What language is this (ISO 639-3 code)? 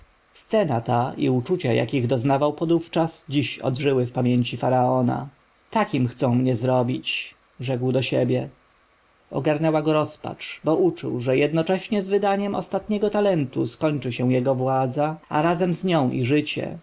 pol